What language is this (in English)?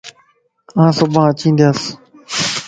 Lasi